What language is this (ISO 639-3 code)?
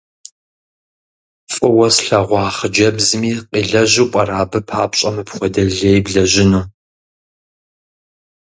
kbd